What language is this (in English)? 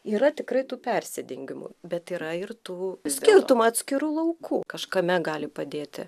Lithuanian